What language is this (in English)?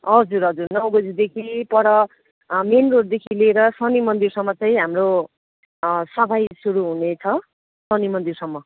Nepali